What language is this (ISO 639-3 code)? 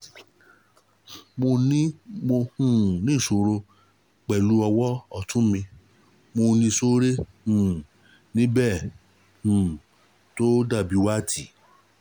yor